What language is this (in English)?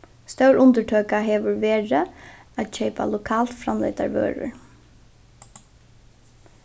Faroese